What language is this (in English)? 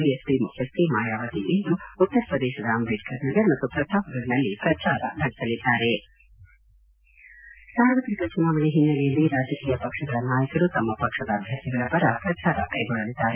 Kannada